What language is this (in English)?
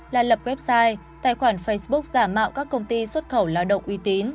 Vietnamese